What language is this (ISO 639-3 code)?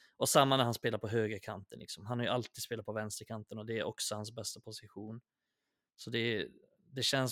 swe